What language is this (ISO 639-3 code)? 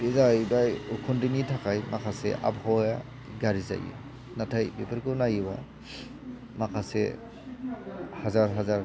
brx